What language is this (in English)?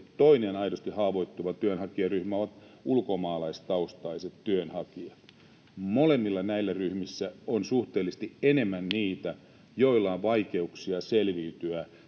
Finnish